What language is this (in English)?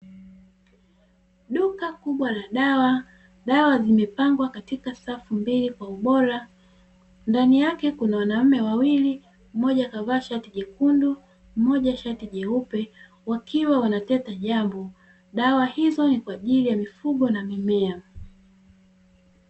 Swahili